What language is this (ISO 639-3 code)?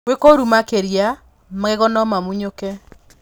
kik